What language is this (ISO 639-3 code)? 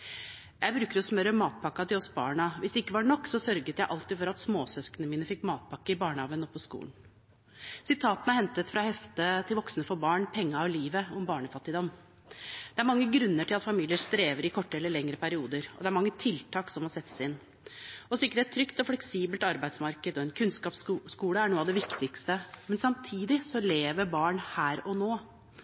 nob